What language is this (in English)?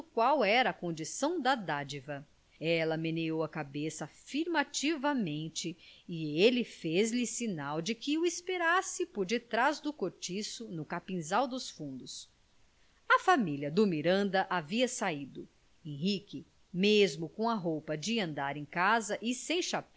Portuguese